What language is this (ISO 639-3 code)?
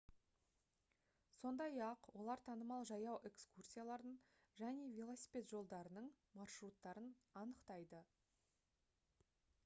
kaz